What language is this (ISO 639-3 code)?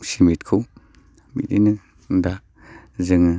brx